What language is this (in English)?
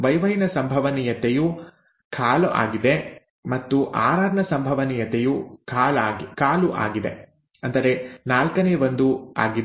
Kannada